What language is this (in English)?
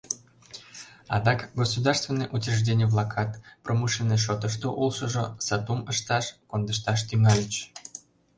Mari